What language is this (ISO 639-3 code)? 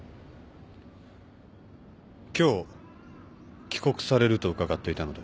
jpn